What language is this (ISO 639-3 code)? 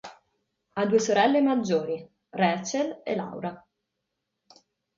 ita